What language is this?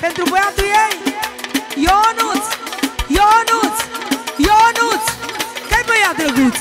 Romanian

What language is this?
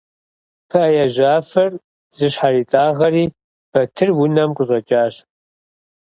Kabardian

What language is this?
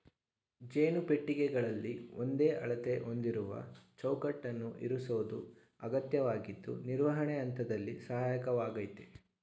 Kannada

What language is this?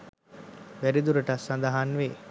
Sinhala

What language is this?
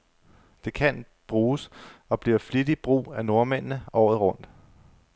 Danish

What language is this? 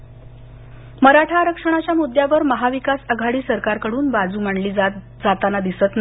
Marathi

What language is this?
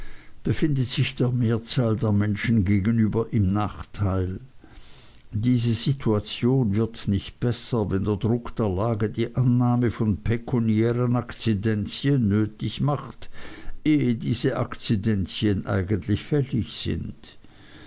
German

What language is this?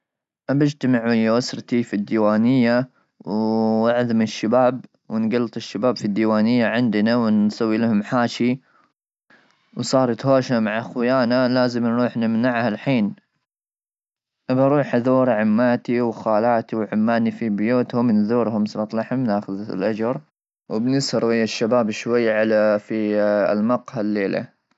Gulf Arabic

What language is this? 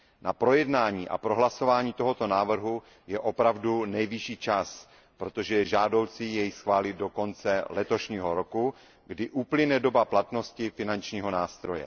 Czech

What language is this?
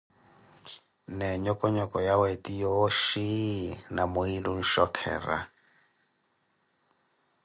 Koti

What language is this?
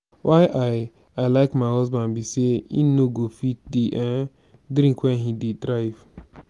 Nigerian Pidgin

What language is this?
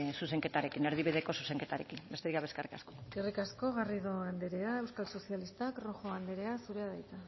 Basque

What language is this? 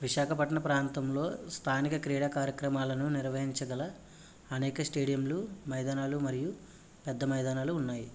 Telugu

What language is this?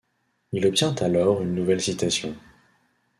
French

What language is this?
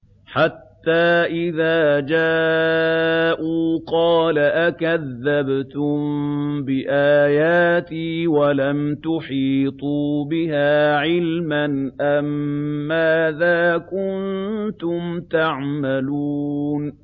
Arabic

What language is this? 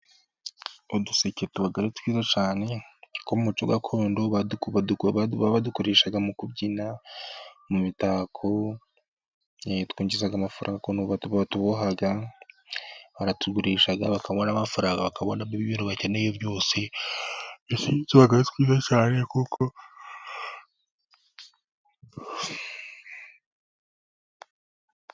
Kinyarwanda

